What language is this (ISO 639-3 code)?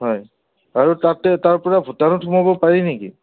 asm